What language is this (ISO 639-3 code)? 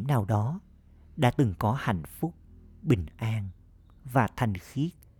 vie